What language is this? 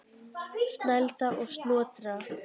Icelandic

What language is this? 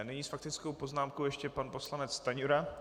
Czech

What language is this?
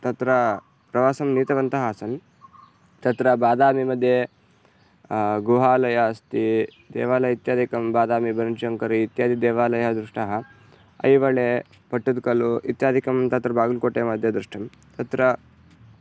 Sanskrit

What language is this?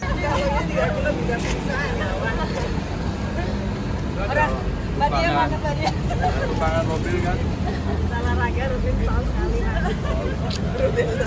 Indonesian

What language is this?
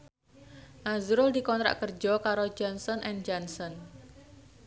Javanese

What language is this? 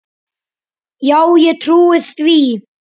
Icelandic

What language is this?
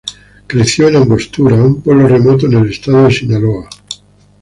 Spanish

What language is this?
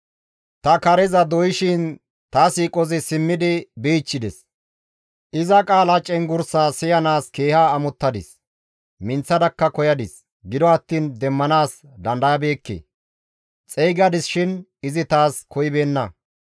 Gamo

